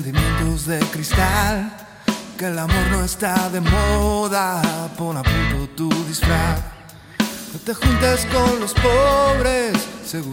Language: Spanish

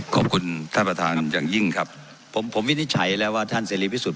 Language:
Thai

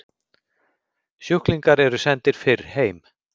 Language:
Icelandic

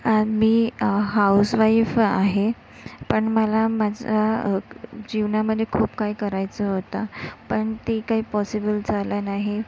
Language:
Marathi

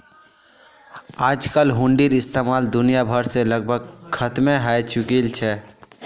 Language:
Magahi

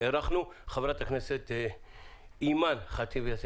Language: Hebrew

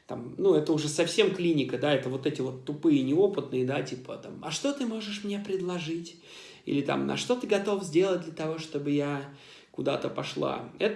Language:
Russian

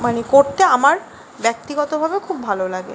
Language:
Bangla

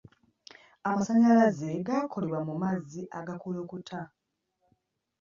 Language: Ganda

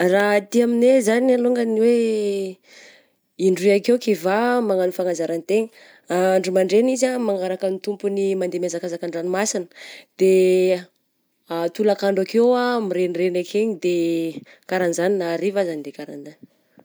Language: Southern Betsimisaraka Malagasy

